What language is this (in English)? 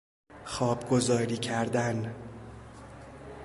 Persian